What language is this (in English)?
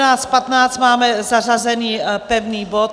Czech